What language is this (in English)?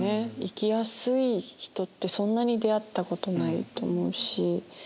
Japanese